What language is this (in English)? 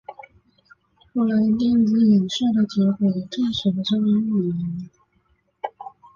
Chinese